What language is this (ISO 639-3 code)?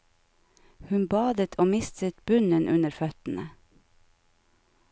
nor